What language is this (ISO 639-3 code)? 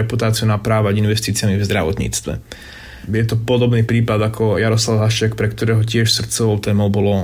slk